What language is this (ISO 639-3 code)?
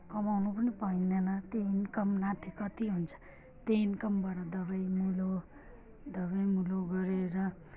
nep